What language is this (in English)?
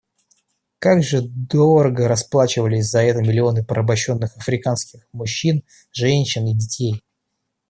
Russian